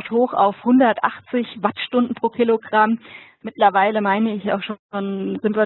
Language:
German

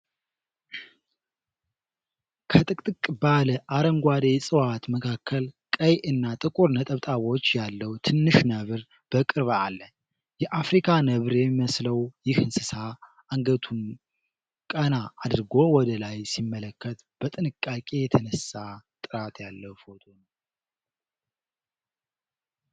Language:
Amharic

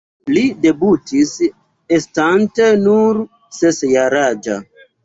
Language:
Esperanto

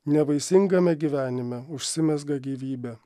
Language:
Lithuanian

